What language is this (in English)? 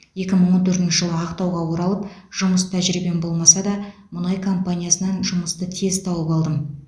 Kazakh